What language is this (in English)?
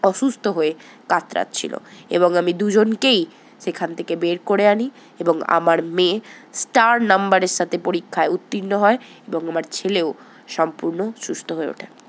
Bangla